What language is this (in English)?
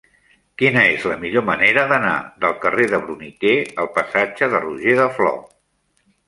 Catalan